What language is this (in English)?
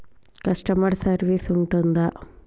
Telugu